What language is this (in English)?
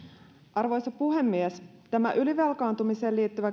Finnish